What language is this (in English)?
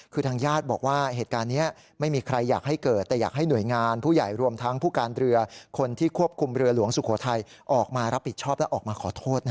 Thai